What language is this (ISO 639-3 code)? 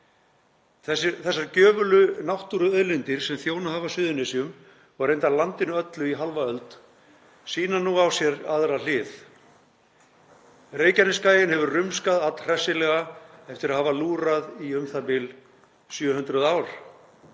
isl